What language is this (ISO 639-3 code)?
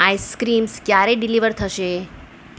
guj